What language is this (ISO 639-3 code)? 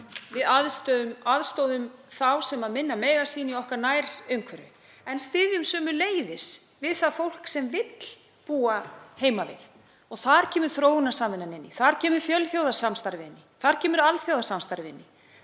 isl